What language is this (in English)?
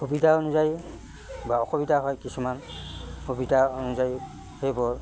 Assamese